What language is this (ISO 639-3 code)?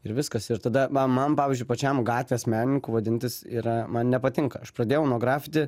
lit